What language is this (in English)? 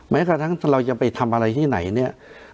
Thai